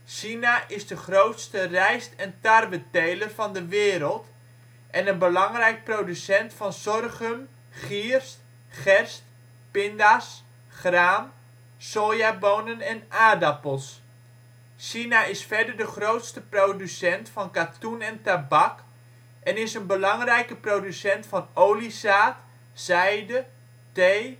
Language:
Dutch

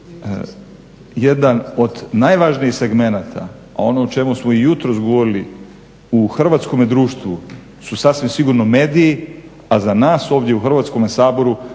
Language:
Croatian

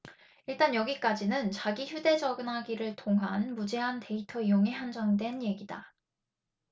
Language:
Korean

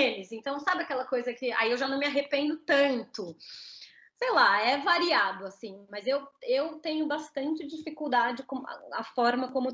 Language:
Portuguese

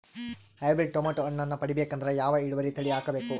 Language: Kannada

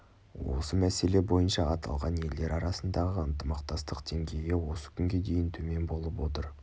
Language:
Kazakh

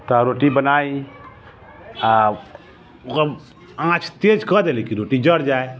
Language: Maithili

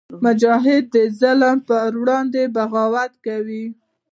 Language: Pashto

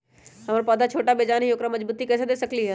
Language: Magahi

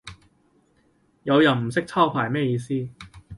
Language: Cantonese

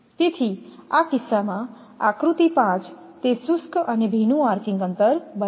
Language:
Gujarati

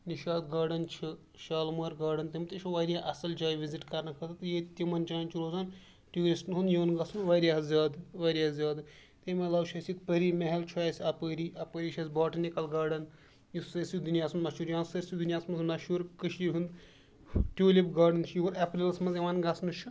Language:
Kashmiri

